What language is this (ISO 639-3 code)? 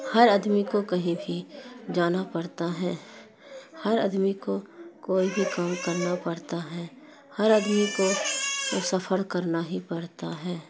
urd